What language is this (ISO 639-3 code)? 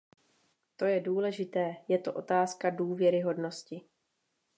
ces